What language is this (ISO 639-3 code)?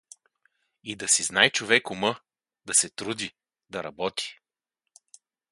bul